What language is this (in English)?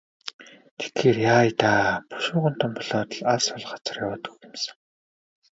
Mongolian